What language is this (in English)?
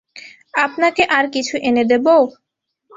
Bangla